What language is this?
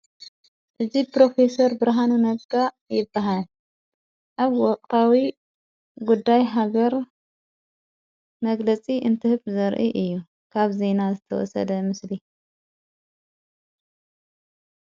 Tigrinya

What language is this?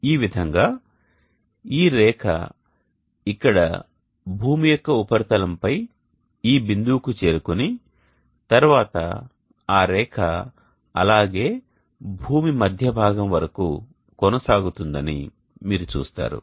Telugu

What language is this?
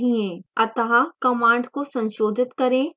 Hindi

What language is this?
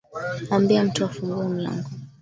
Swahili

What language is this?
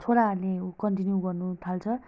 Nepali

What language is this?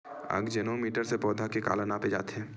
Chhattisgarhi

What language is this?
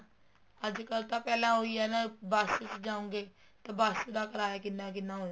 Punjabi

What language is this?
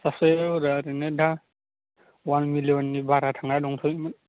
Bodo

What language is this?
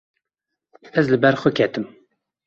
Kurdish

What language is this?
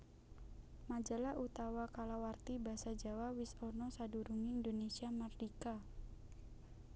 Javanese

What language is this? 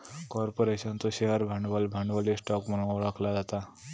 Marathi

